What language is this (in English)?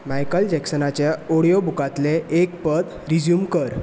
Konkani